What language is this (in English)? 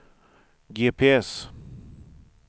Swedish